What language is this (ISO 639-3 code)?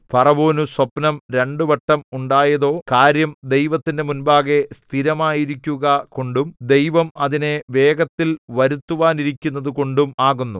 mal